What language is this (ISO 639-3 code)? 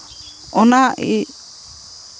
sat